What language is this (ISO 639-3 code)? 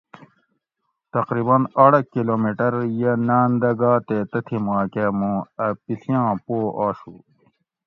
gwc